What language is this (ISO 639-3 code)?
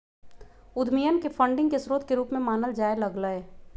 mag